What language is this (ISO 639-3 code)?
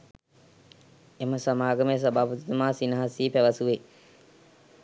sin